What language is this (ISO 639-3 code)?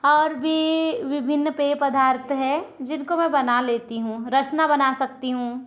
hin